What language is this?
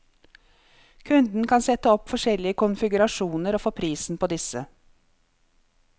Norwegian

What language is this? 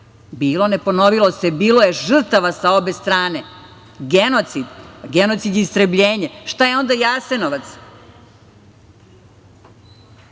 Serbian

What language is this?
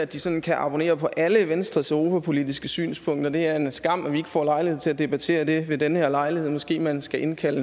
Danish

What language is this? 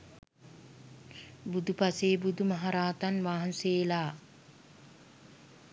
Sinhala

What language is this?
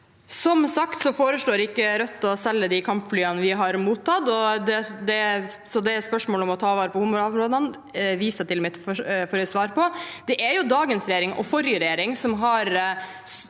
Norwegian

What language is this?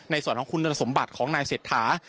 Thai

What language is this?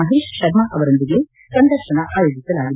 Kannada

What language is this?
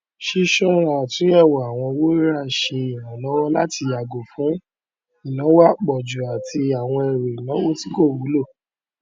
Yoruba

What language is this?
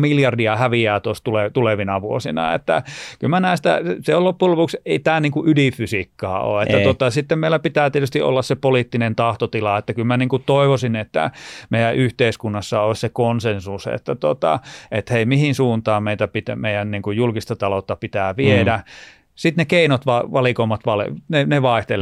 Finnish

